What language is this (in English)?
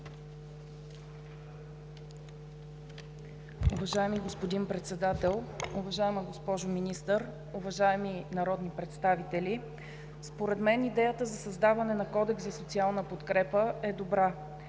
Bulgarian